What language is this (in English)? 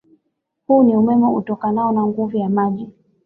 Swahili